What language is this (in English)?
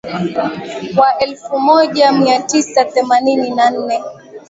Swahili